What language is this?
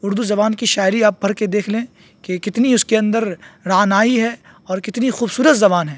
Urdu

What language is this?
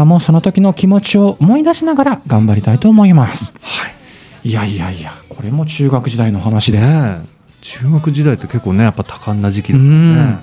Japanese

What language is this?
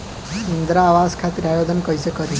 Bhojpuri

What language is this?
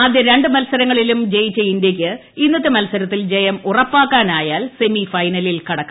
Malayalam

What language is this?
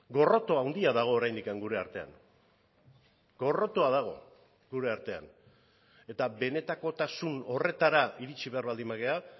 Basque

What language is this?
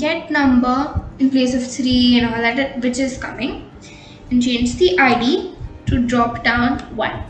English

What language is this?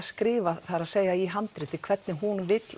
Icelandic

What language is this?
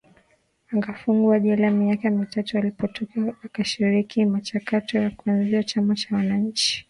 Swahili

